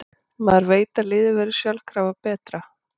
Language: Icelandic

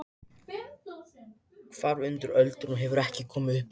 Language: Icelandic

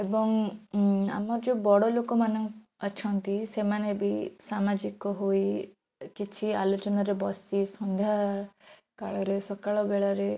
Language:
Odia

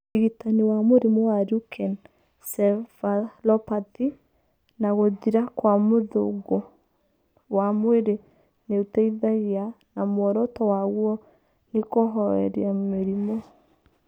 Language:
Kikuyu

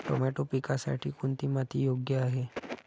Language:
Marathi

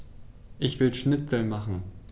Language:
German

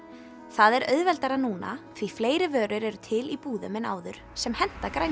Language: Icelandic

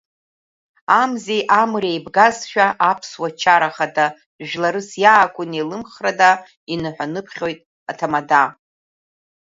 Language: Abkhazian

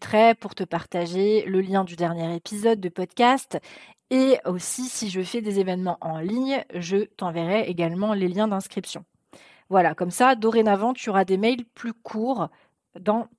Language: French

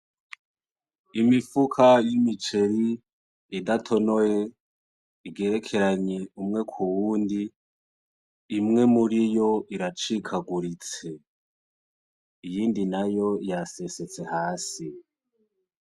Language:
Rundi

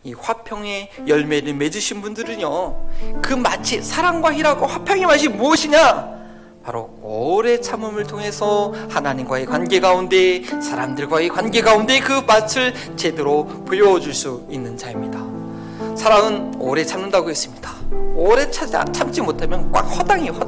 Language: Korean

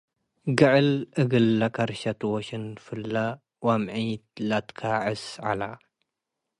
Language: Tigre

